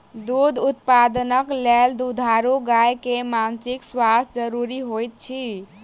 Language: Maithili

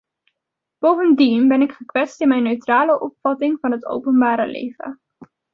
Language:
Dutch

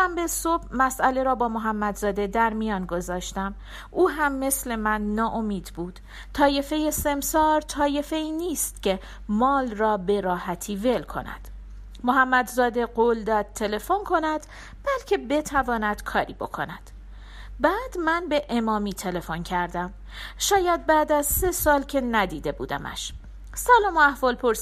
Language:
Persian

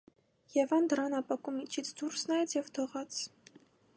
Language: Armenian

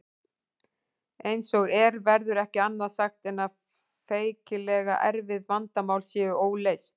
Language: Icelandic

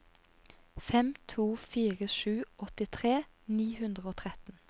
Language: Norwegian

